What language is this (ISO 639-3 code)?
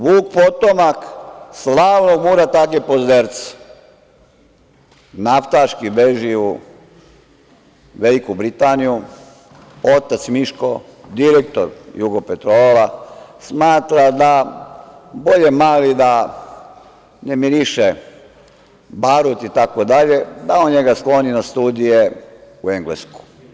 srp